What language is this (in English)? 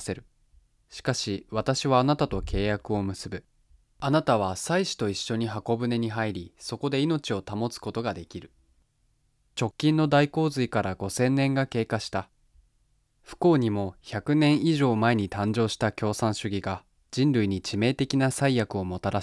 Japanese